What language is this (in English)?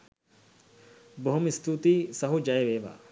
Sinhala